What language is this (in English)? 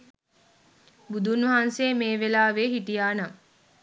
Sinhala